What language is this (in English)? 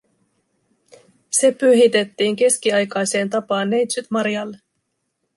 Finnish